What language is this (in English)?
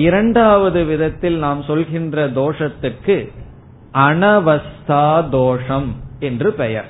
Tamil